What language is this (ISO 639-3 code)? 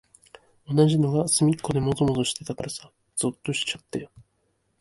jpn